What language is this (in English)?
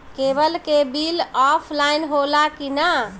Bhojpuri